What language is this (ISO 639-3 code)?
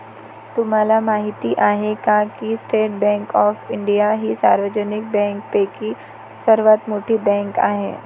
mar